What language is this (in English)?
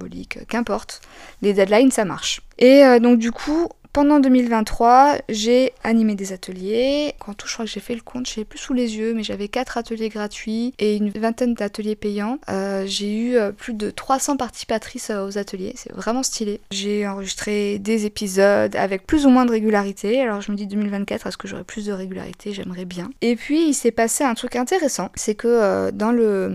French